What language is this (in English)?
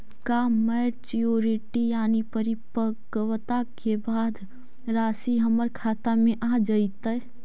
Magahi